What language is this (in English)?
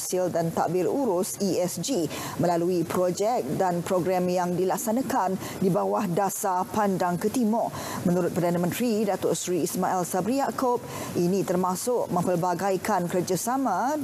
Malay